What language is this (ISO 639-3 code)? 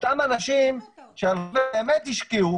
heb